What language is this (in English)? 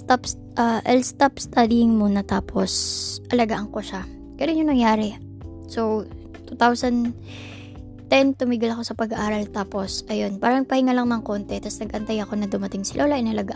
Filipino